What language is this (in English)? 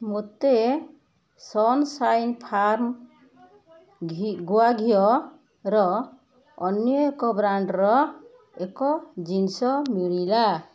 Odia